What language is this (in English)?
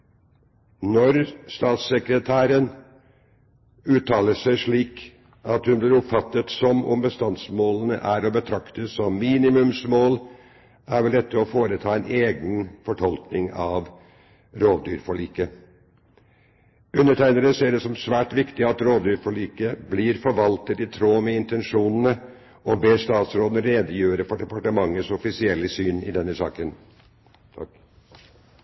Norwegian Bokmål